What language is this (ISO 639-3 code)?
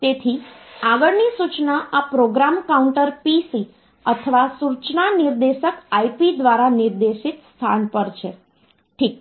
guj